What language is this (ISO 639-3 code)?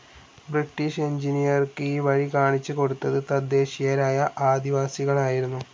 mal